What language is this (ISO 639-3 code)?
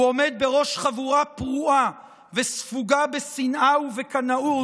heb